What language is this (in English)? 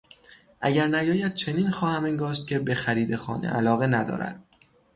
Persian